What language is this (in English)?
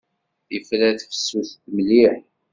Kabyle